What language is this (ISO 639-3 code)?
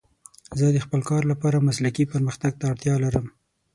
pus